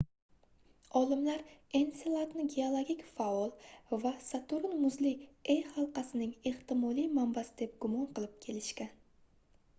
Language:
Uzbek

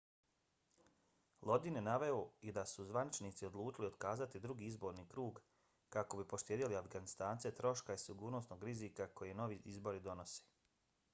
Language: Bosnian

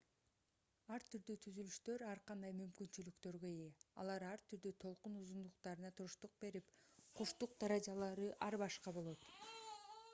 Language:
Kyrgyz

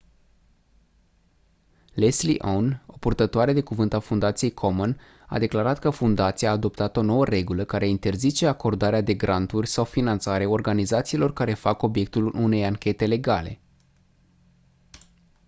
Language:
Romanian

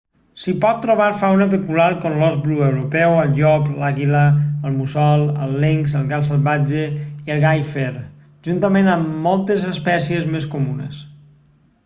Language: Catalan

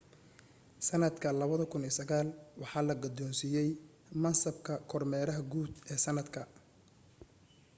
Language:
Somali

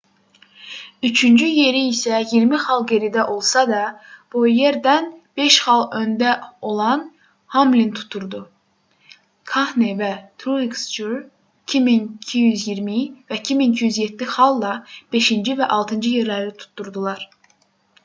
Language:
Azerbaijani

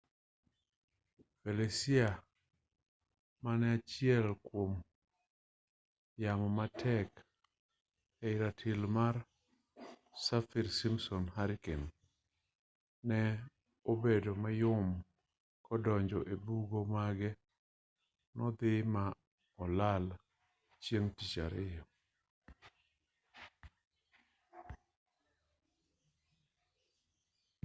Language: Luo (Kenya and Tanzania)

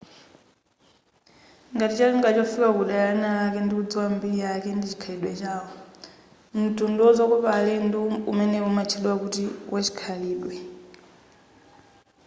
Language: Nyanja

